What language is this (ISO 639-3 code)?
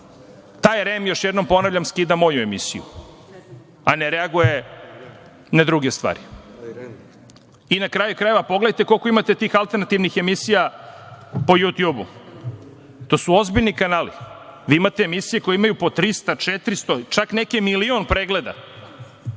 srp